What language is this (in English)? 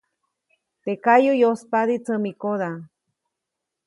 Copainalá Zoque